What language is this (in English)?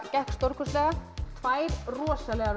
Icelandic